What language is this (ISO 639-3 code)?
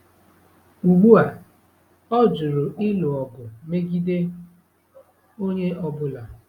ibo